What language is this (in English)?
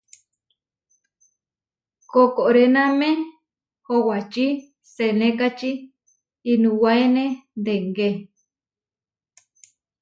Huarijio